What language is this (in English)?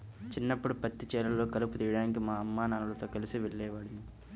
Telugu